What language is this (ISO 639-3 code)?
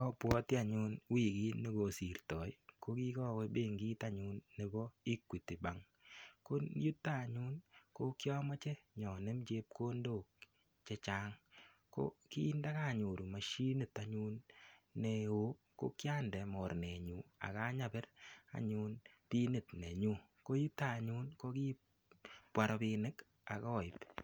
kln